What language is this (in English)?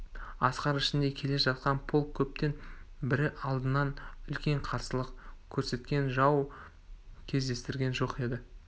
Kazakh